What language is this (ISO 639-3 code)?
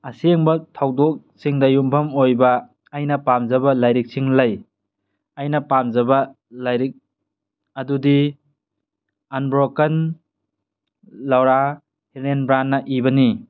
mni